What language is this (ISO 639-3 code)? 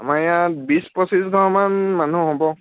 asm